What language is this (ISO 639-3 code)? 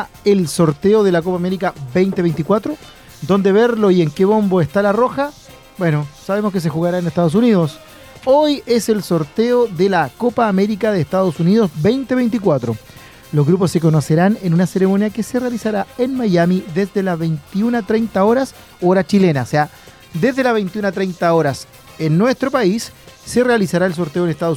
spa